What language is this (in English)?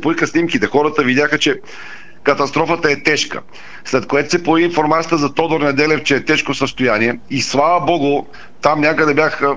Bulgarian